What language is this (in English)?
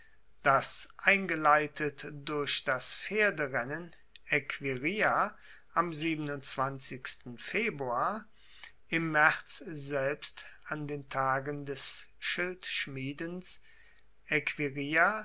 German